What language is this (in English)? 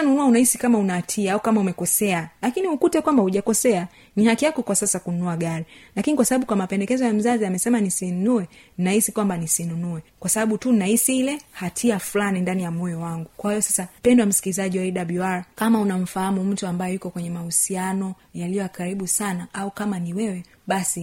Swahili